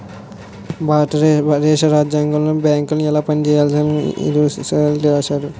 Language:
Telugu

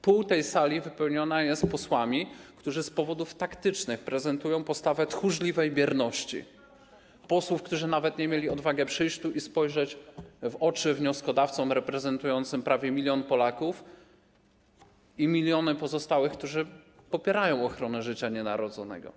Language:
Polish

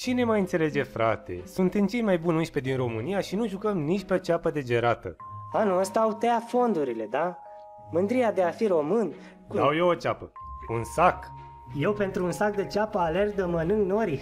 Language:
Romanian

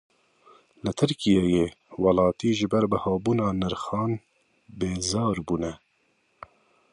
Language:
Kurdish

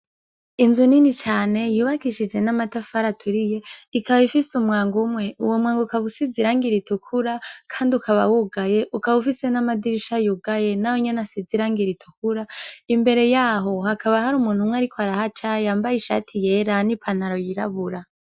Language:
Rundi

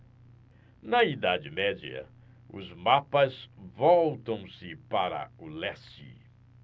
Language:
Portuguese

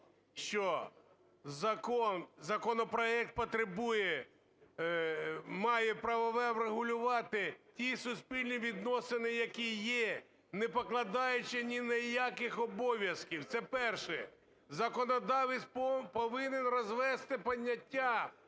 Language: Ukrainian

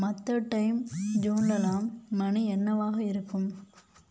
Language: Tamil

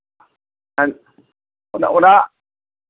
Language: Santali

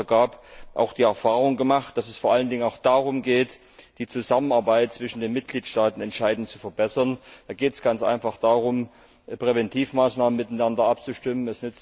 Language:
German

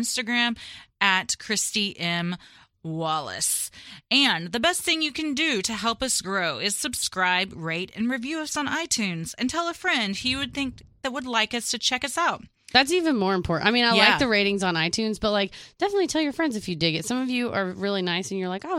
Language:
English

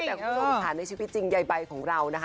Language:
Thai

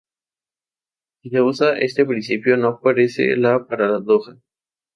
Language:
Spanish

